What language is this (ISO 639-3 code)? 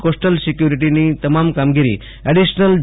guj